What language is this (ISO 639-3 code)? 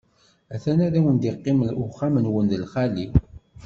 kab